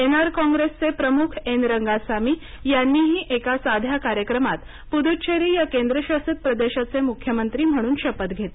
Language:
Marathi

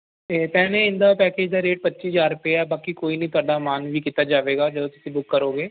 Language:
Punjabi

